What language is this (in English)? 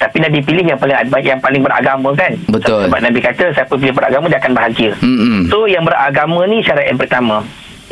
Malay